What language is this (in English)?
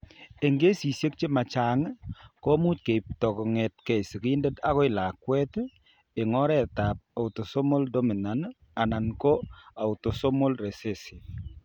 Kalenjin